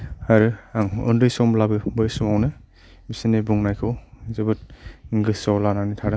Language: Bodo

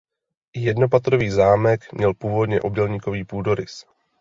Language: Czech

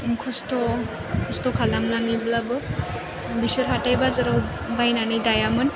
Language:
Bodo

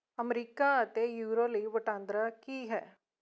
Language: Punjabi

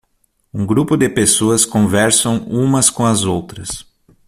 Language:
Portuguese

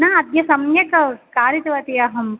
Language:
Sanskrit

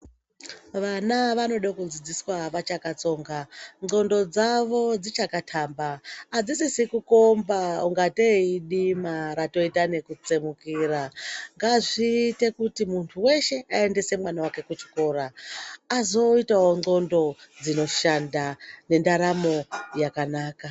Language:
Ndau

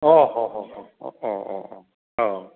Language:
Bodo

